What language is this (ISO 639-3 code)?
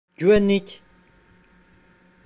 tur